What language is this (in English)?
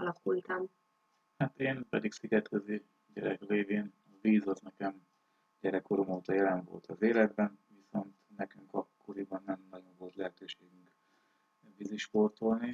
Hungarian